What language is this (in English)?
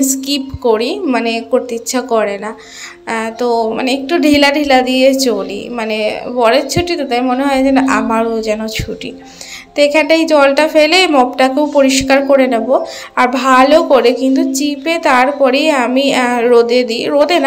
Polish